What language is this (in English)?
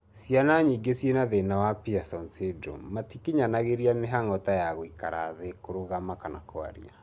Kikuyu